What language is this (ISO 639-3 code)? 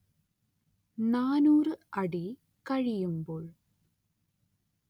mal